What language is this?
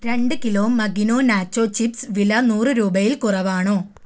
Malayalam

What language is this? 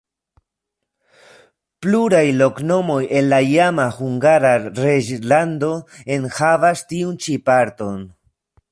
Esperanto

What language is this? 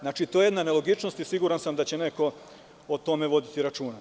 Serbian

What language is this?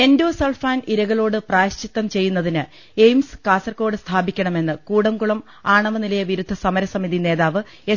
Malayalam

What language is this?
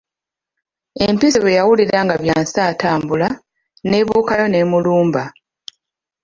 Ganda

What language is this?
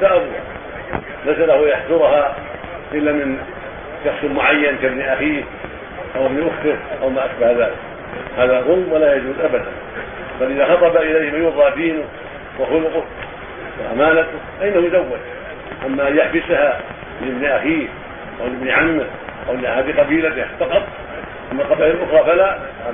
Arabic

